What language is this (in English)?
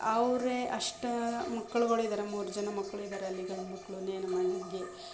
Kannada